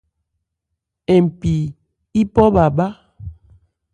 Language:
Ebrié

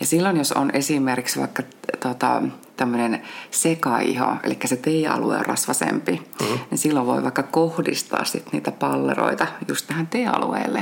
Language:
Finnish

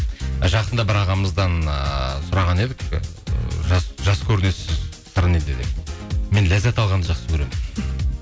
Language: Kazakh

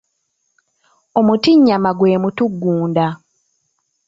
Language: Ganda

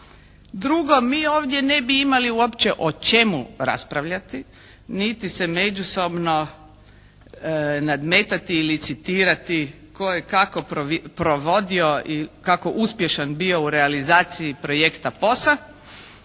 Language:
Croatian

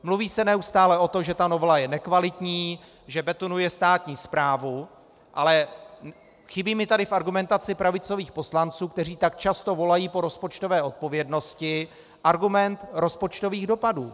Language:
Czech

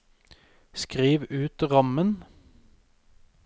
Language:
Norwegian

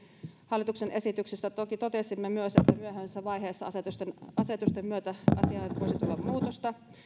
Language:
Finnish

